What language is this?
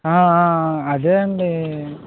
Telugu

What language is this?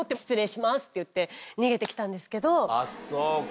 Japanese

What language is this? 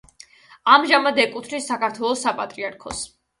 Georgian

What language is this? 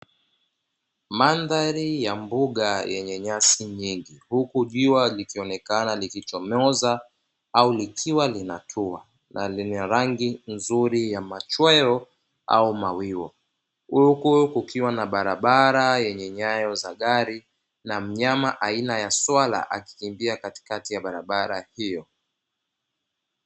Swahili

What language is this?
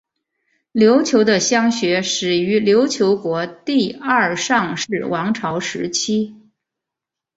Chinese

